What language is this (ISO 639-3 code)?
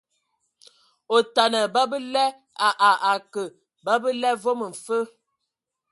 ewo